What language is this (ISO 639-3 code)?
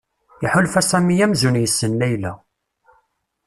kab